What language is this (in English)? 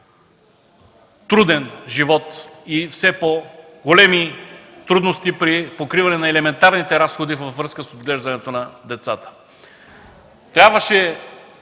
Bulgarian